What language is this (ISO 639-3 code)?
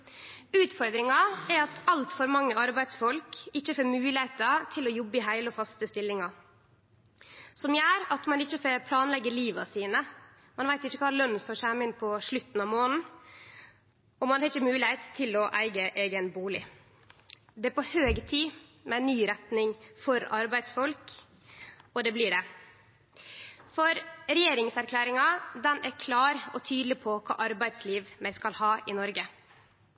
nno